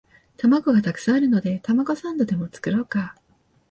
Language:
Japanese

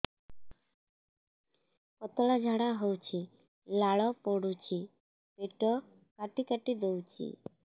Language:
Odia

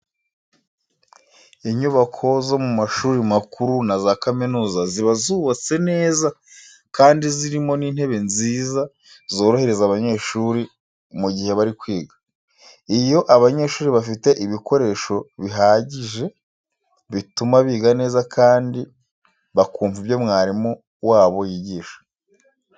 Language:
Kinyarwanda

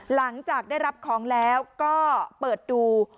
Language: Thai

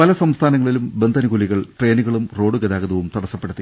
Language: Malayalam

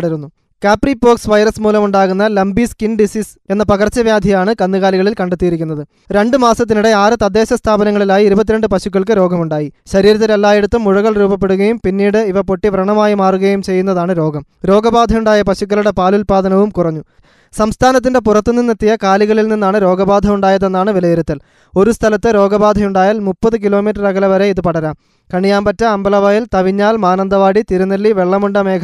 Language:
Malayalam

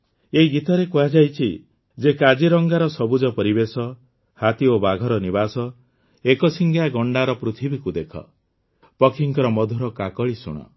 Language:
Odia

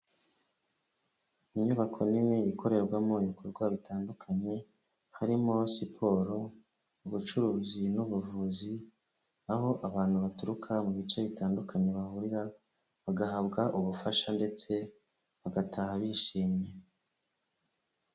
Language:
Kinyarwanda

